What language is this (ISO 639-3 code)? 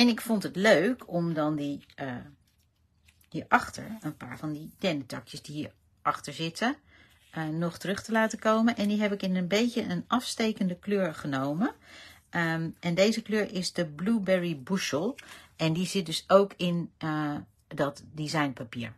nld